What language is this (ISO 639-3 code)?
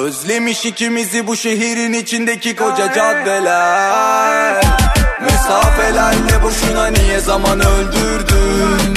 tur